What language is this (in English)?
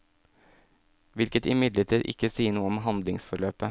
Norwegian